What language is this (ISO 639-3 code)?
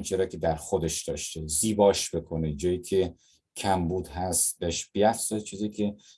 fas